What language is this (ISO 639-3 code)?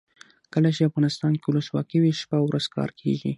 pus